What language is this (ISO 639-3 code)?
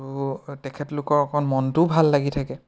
asm